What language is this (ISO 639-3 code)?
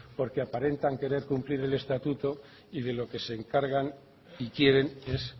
spa